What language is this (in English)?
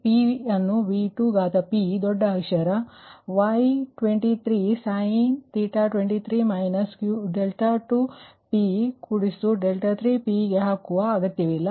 Kannada